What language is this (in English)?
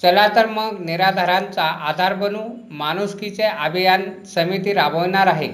Marathi